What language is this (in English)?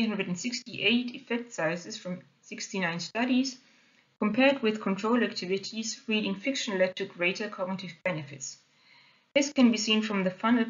English